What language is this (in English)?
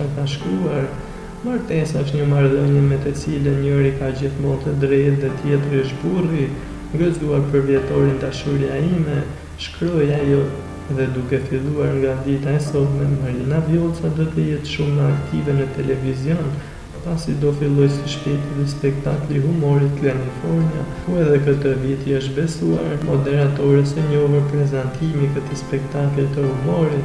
Romanian